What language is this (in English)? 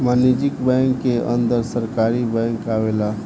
Bhojpuri